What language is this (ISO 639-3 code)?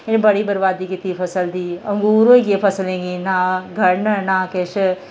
doi